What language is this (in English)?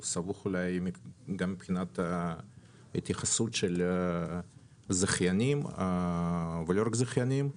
Hebrew